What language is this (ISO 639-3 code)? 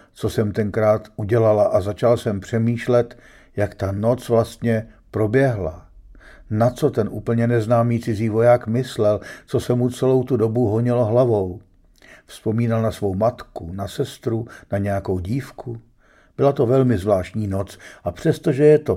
ces